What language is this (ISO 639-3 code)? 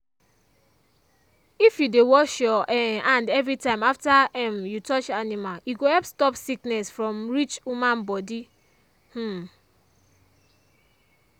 pcm